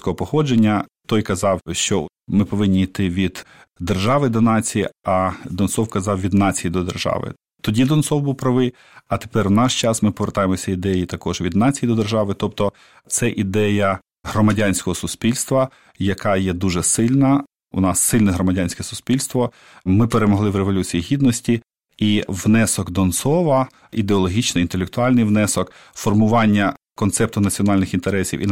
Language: Ukrainian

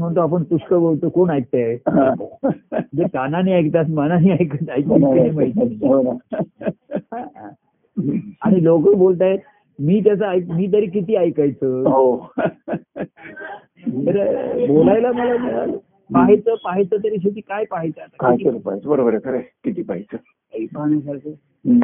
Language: Marathi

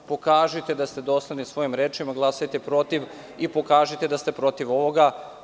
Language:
Serbian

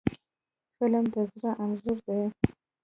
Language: Pashto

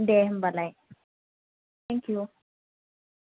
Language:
Bodo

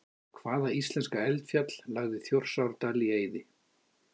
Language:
Icelandic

